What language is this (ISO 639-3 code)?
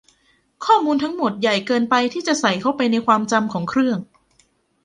tha